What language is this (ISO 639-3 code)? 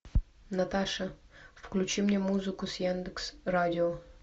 rus